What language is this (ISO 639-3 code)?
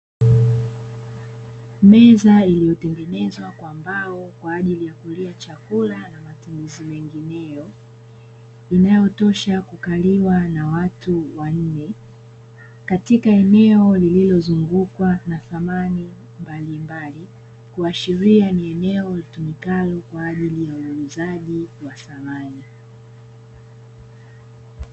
swa